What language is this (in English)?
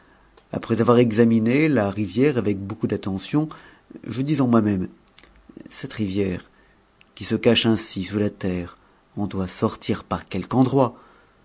French